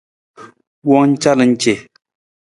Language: Nawdm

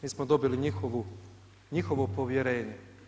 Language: Croatian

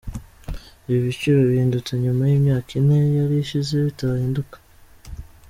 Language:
Kinyarwanda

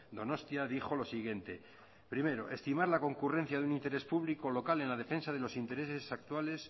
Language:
Spanish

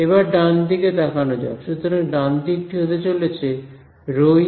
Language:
Bangla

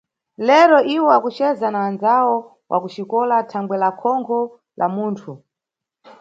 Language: Nyungwe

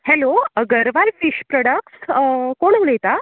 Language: Konkani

